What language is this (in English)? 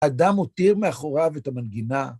Hebrew